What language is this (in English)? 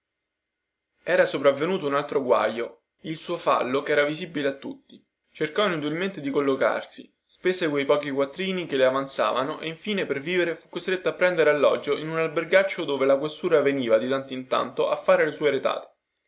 Italian